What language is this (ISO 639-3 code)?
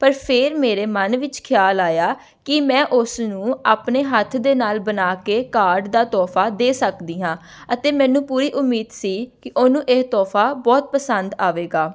pan